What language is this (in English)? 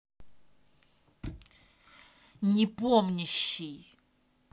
Russian